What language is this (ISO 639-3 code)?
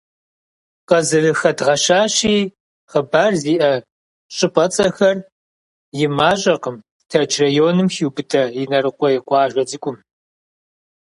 kbd